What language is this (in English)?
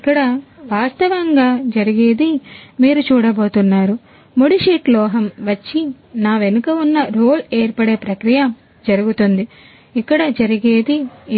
Telugu